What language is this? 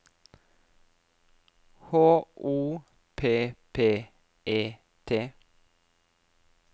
Norwegian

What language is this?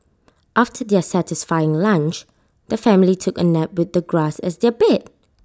English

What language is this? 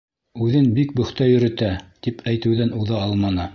Bashkir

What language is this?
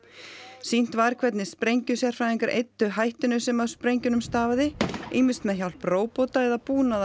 Icelandic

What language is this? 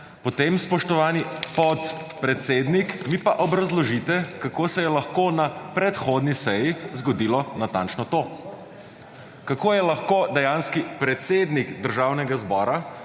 Slovenian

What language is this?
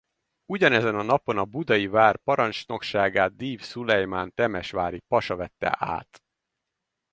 Hungarian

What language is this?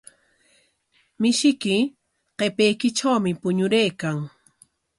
Corongo Ancash Quechua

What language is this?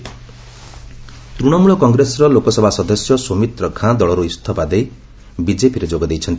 Odia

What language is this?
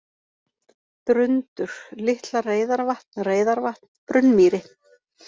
Icelandic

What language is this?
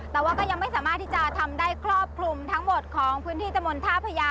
Thai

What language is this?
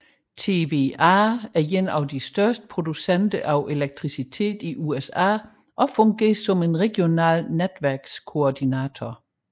Danish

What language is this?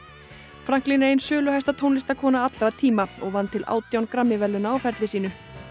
Icelandic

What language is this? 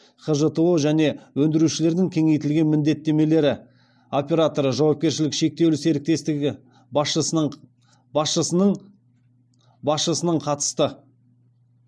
Kazakh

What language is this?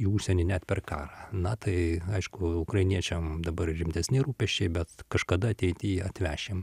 Lithuanian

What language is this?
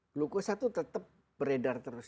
Indonesian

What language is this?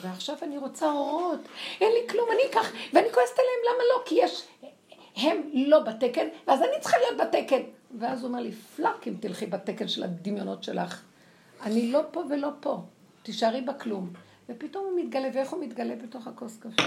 Hebrew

